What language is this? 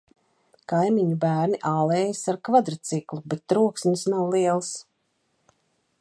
Latvian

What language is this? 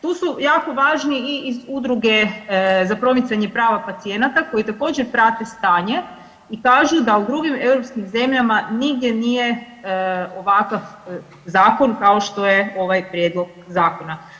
Croatian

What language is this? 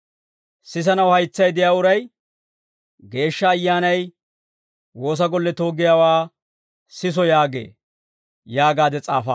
Dawro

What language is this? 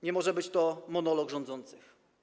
Polish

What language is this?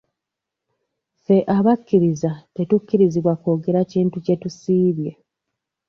Ganda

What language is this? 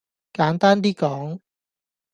Cantonese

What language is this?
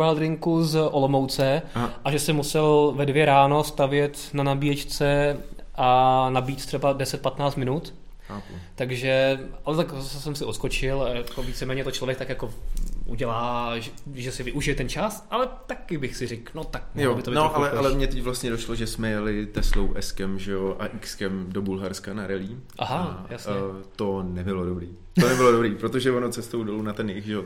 Czech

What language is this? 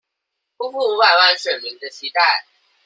Chinese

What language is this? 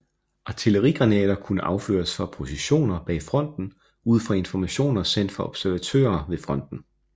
Danish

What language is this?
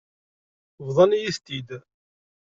Kabyle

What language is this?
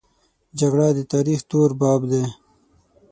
Pashto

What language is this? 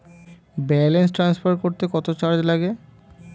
Bangla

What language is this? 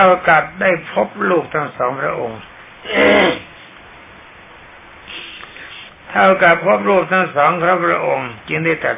Thai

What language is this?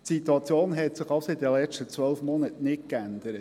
Swiss German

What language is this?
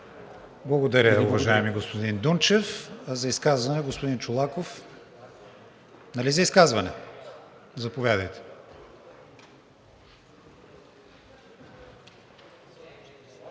Bulgarian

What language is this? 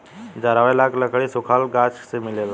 Bhojpuri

